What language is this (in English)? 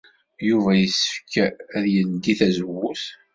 Kabyle